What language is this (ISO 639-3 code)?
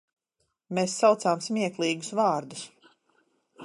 lav